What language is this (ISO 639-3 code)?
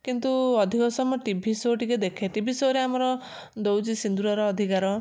ori